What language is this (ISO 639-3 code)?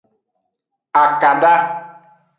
ajg